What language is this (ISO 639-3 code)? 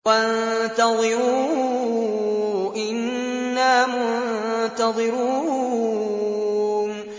ara